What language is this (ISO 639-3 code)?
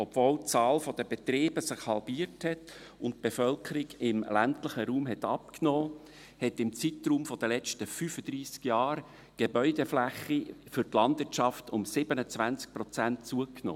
gsw